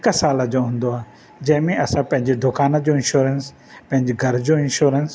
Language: Sindhi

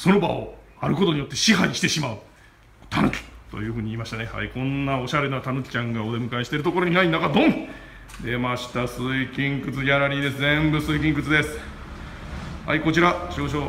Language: Japanese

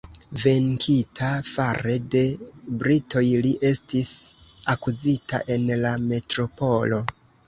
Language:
Esperanto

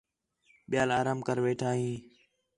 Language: Khetrani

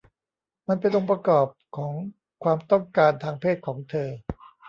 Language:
Thai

